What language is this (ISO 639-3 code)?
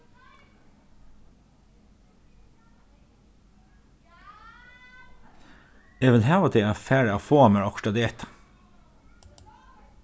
fao